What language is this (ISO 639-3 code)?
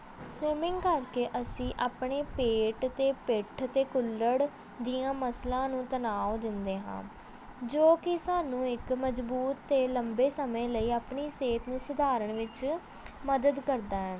pan